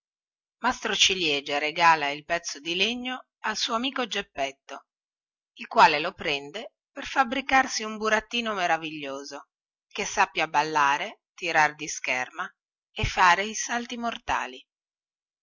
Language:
Italian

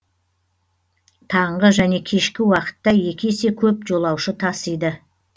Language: Kazakh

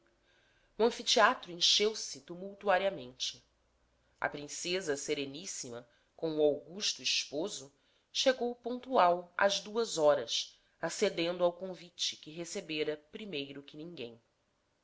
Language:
Portuguese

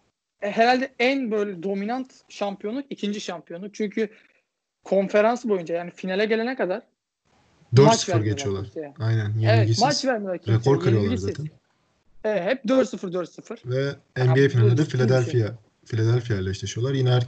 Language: Turkish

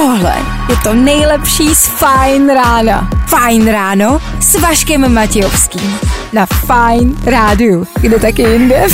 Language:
Czech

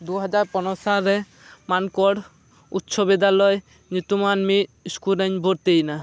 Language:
Santali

